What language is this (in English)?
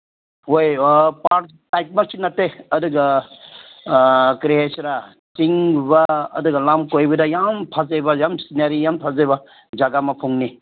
Manipuri